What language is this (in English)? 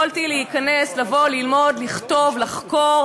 Hebrew